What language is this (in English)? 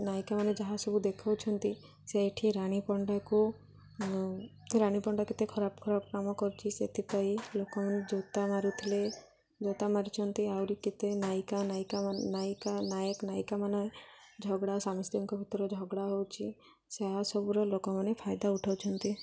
Odia